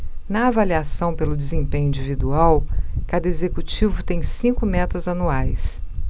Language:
Portuguese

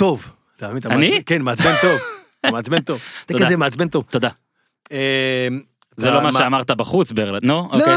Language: Hebrew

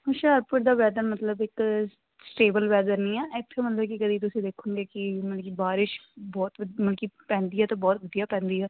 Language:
Punjabi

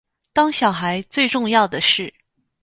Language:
Chinese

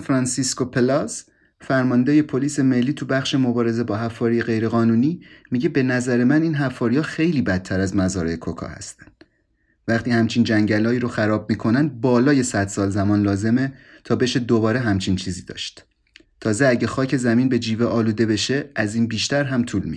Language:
Persian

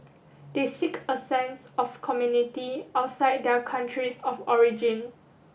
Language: English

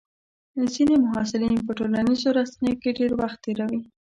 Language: Pashto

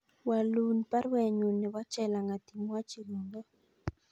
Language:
Kalenjin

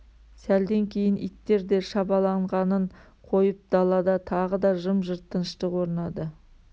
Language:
Kazakh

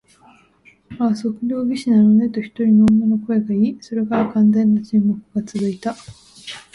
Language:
Japanese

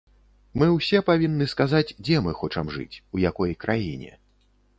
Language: Belarusian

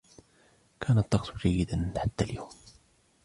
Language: Arabic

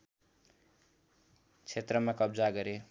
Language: Nepali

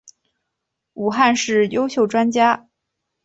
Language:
Chinese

